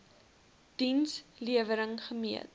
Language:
Afrikaans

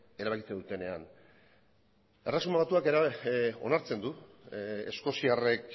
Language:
Basque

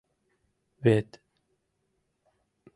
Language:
Mari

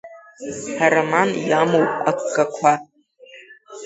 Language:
Abkhazian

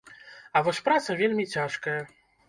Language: Belarusian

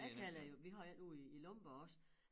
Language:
Danish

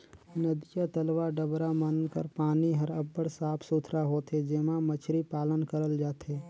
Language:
Chhattisgarhi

